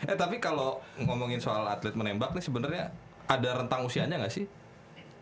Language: Indonesian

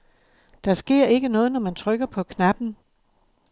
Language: Danish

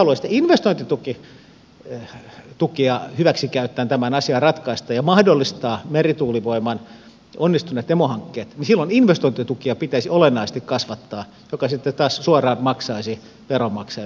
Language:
Finnish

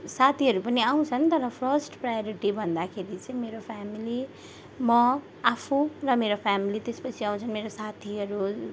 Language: Nepali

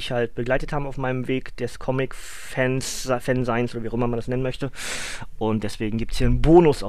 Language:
German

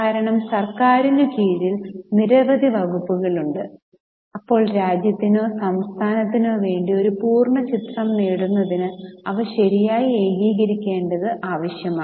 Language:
Malayalam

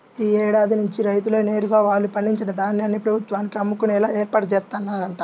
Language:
Telugu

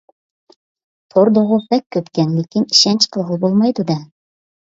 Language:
Uyghur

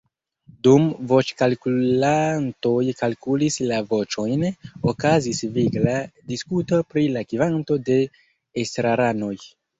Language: Esperanto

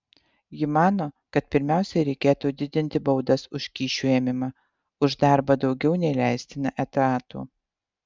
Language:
Lithuanian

